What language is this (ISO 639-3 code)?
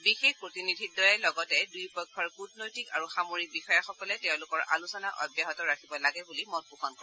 asm